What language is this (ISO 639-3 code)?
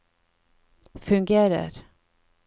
nor